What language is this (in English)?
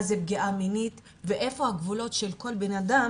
Hebrew